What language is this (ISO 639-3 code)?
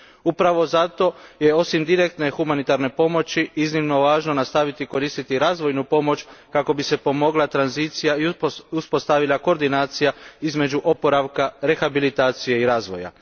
hrv